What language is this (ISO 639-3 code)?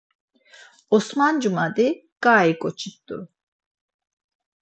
lzz